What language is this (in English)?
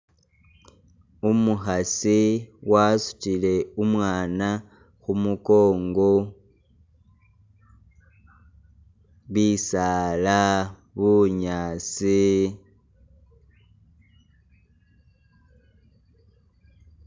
Masaaba